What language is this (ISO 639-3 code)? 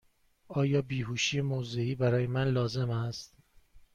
fas